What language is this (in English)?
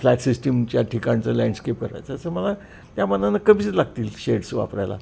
Marathi